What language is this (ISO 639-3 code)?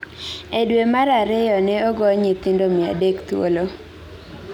luo